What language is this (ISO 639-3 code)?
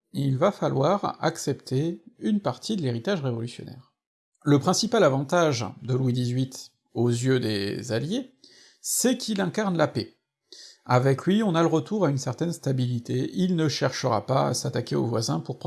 fra